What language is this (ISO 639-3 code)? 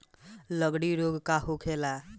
bho